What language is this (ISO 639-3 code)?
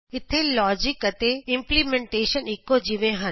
pan